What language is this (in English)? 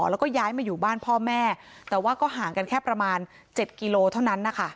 Thai